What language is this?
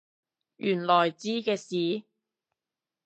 Cantonese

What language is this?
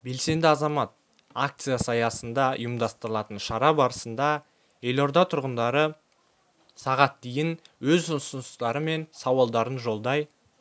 Kazakh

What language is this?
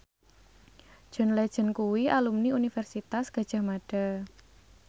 Javanese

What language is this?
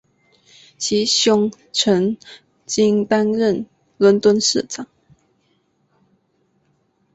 Chinese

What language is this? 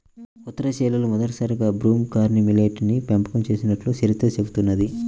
Telugu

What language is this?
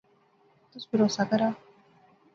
Pahari-Potwari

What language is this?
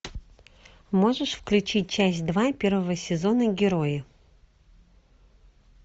Russian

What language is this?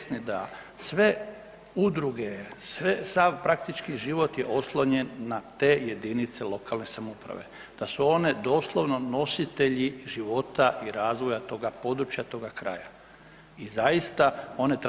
Croatian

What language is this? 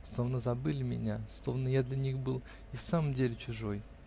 Russian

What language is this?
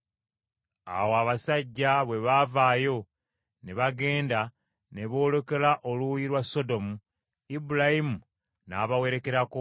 Ganda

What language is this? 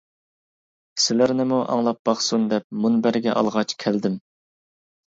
Uyghur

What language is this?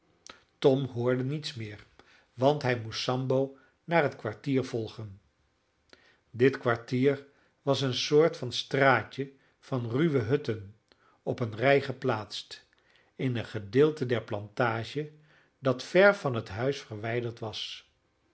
Dutch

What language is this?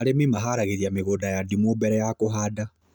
Kikuyu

